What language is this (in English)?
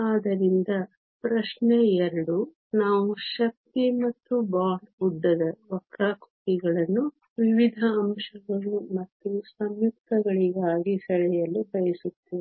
Kannada